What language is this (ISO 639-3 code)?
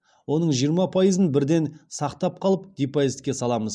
kaz